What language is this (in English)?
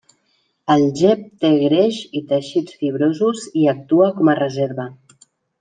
Catalan